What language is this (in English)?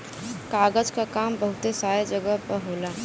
Bhojpuri